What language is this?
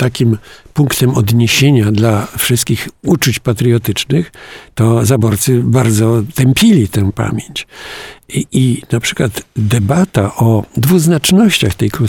Polish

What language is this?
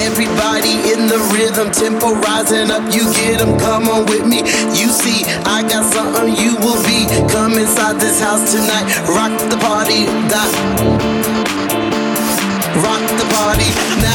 English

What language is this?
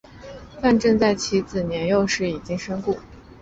Chinese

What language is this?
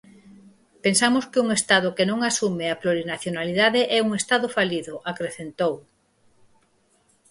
Galician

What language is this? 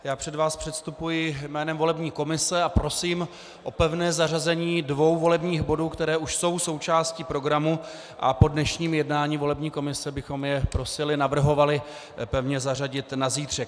Czech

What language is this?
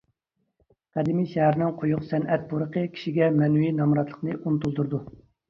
Uyghur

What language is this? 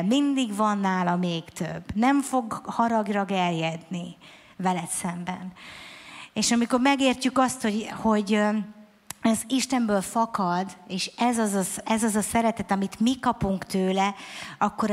Hungarian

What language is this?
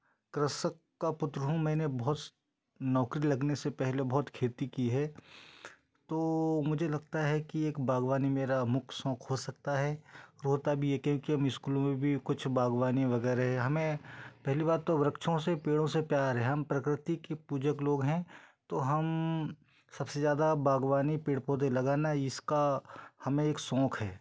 Hindi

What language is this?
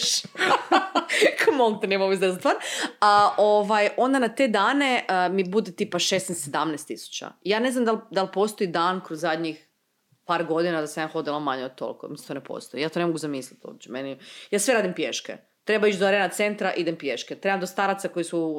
Croatian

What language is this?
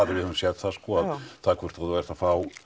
Icelandic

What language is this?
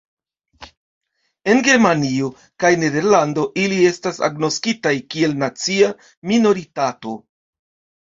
Esperanto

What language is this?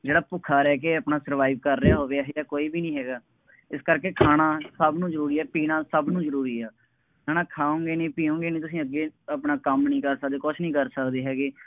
Punjabi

